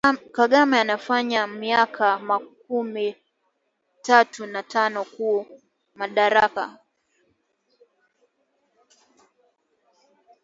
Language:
Swahili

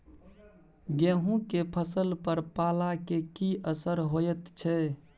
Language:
Maithili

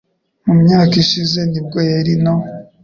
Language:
Kinyarwanda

